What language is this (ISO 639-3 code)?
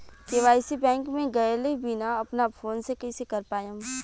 bho